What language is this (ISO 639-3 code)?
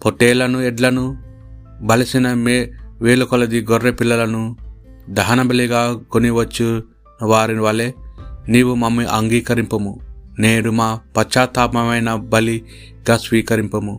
tel